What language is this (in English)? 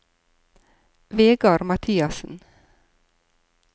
Norwegian